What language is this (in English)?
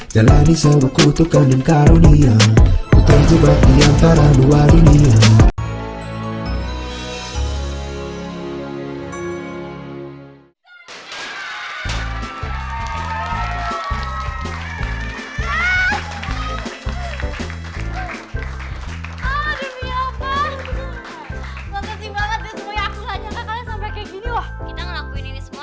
Indonesian